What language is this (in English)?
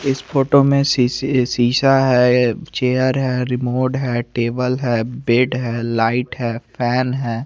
Hindi